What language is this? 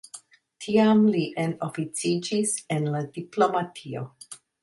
Esperanto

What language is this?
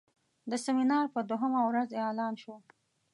Pashto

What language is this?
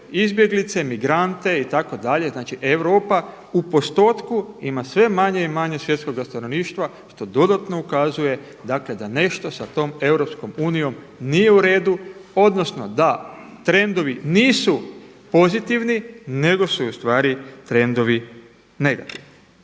Croatian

